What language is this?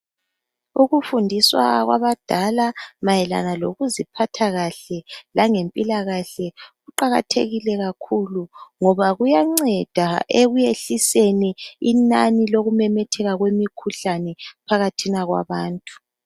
North Ndebele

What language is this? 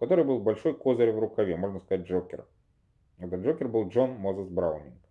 Russian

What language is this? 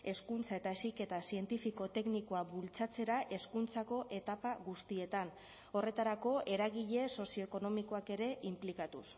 Basque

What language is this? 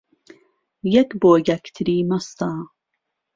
Central Kurdish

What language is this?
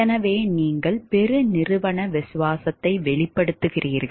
Tamil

